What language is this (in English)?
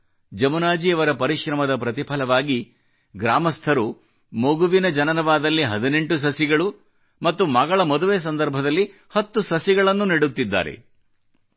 Kannada